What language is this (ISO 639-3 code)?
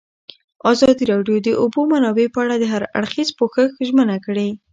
pus